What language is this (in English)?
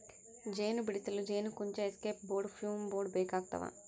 Kannada